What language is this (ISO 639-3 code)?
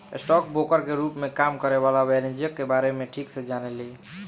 bho